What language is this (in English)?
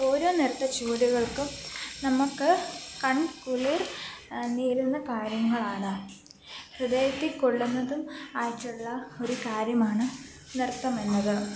Malayalam